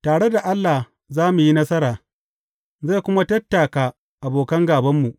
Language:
Hausa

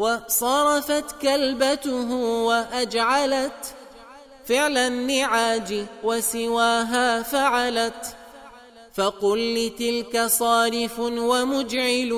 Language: Arabic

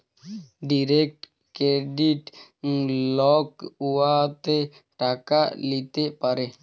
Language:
Bangla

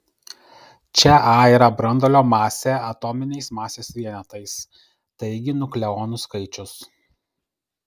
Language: Lithuanian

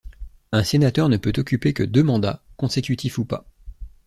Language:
French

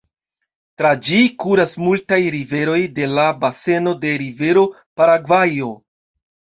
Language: Esperanto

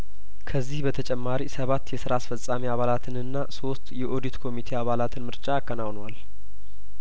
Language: Amharic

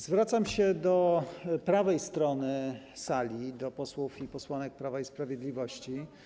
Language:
Polish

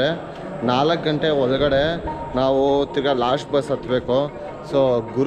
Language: Kannada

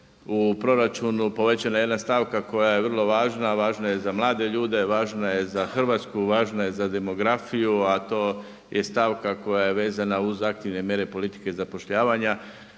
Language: Croatian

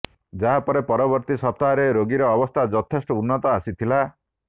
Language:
Odia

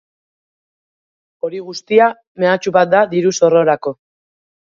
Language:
Basque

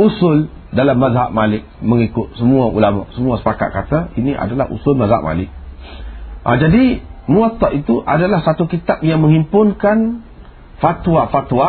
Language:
Malay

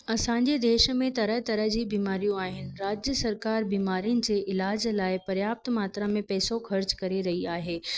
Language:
Sindhi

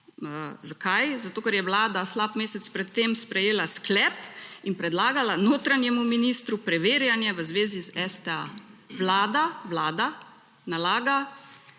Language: Slovenian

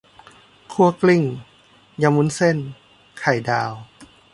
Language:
Thai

